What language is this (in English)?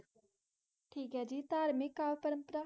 Punjabi